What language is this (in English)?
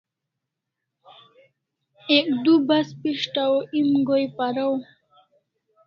Kalasha